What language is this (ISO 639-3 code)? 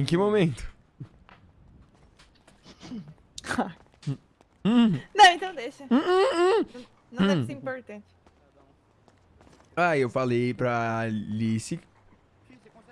por